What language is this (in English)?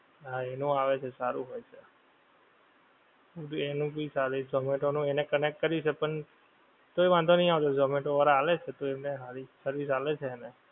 Gujarati